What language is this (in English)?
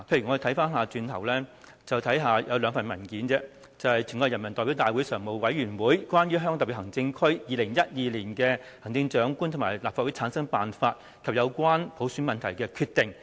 Cantonese